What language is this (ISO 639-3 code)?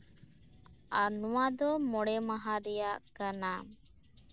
sat